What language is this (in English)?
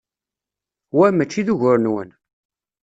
Kabyle